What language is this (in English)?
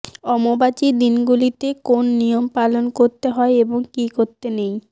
Bangla